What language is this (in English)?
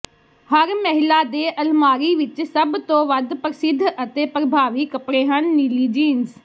Punjabi